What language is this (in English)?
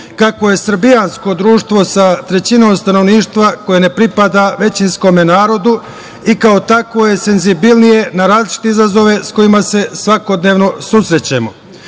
Serbian